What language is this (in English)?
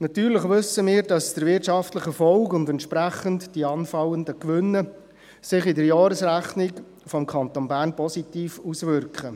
Swiss German